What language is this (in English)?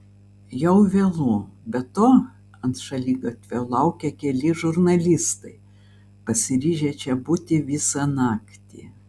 Lithuanian